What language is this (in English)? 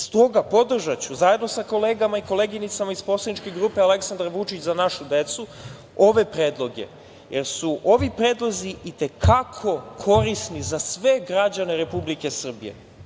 Serbian